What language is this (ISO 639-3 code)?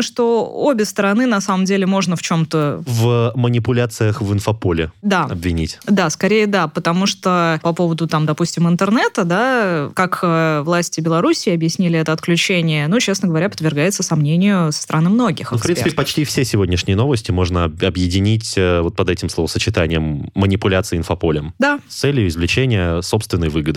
rus